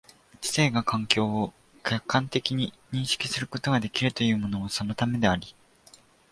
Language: Japanese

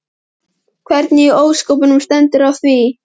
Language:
Icelandic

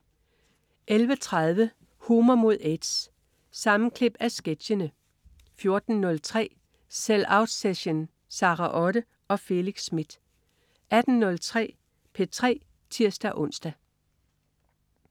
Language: Danish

